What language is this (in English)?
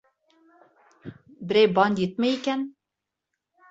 Bashkir